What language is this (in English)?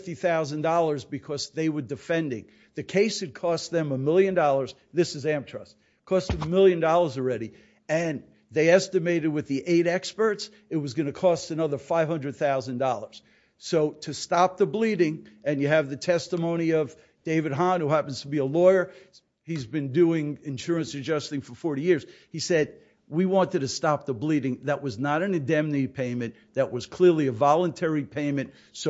English